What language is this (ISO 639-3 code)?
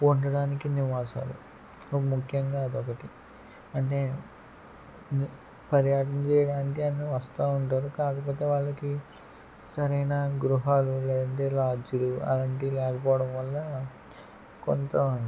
tel